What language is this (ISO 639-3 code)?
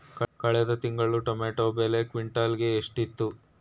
kan